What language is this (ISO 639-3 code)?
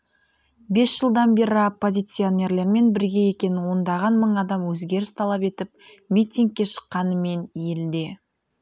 kaz